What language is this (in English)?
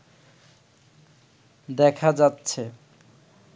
Bangla